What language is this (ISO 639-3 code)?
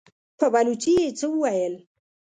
pus